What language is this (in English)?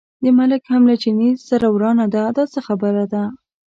Pashto